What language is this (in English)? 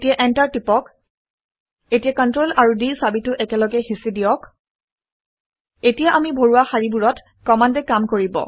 Assamese